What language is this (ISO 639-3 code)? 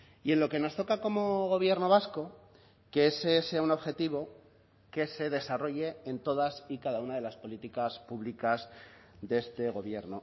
spa